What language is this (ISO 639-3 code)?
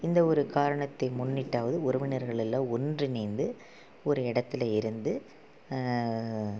tam